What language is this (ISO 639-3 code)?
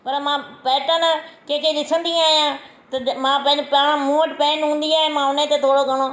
snd